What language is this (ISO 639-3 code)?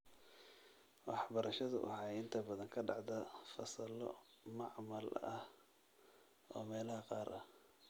som